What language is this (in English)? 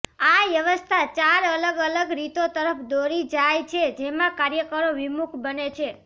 Gujarati